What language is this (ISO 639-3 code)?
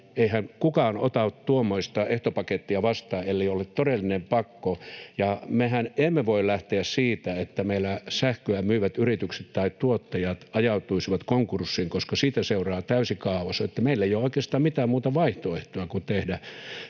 fin